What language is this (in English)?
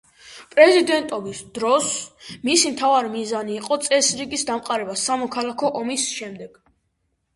Georgian